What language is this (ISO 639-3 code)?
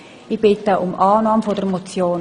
gsw